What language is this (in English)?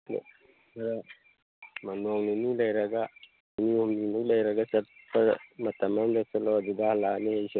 Manipuri